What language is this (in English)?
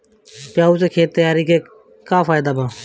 Bhojpuri